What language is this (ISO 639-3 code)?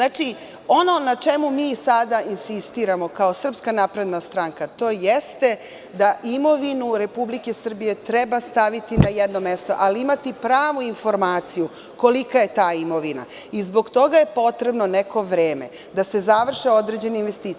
srp